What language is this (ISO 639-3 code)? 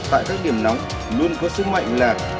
vie